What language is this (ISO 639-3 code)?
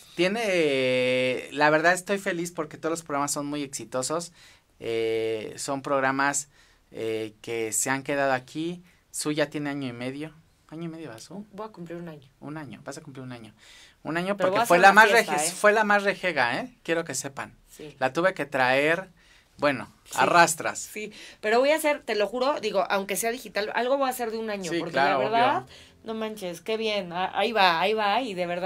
spa